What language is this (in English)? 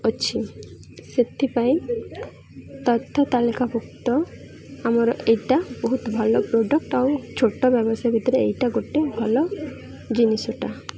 Odia